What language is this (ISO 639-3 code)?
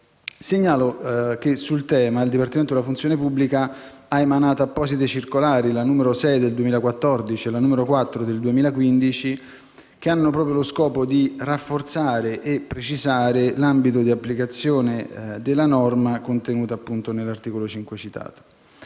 ita